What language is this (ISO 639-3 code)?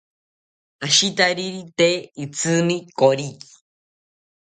cpy